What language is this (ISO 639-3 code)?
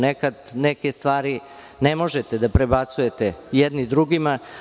srp